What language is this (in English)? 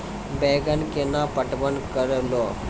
Maithili